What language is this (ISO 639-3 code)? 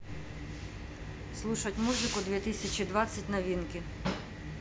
rus